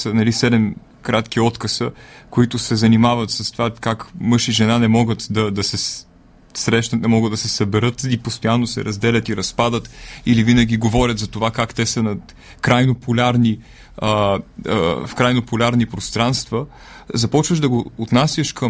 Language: Bulgarian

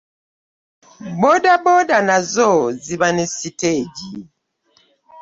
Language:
Ganda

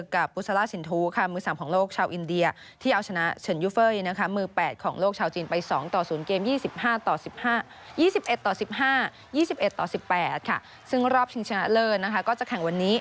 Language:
Thai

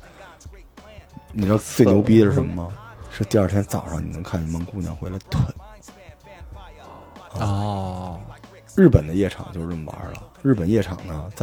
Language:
Chinese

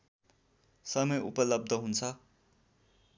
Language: Nepali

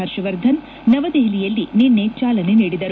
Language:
Kannada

